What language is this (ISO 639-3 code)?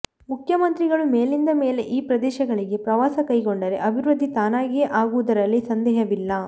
kan